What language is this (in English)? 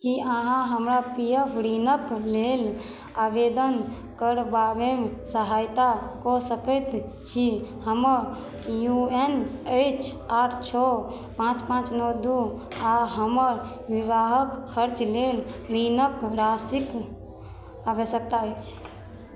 Maithili